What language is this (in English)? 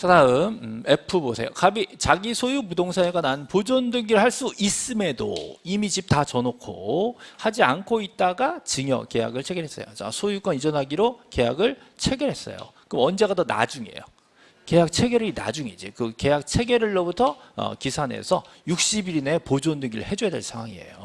Korean